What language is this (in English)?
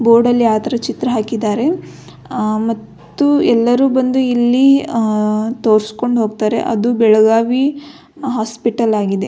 Kannada